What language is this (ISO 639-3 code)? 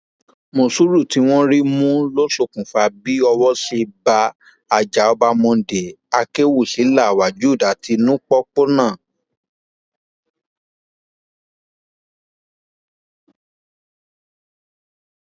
yor